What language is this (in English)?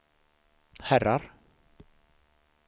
Swedish